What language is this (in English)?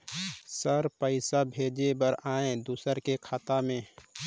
Chhattisgarhi